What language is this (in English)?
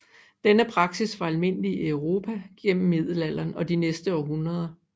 Danish